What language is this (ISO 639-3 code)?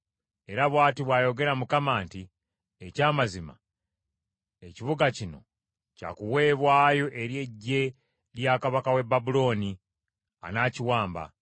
lug